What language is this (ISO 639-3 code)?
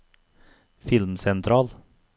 nor